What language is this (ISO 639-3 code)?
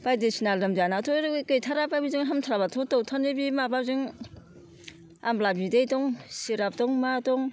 brx